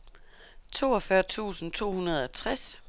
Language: Danish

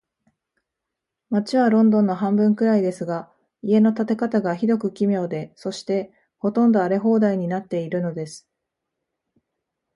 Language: Japanese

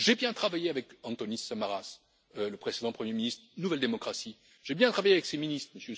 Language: French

